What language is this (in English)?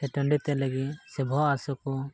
Santali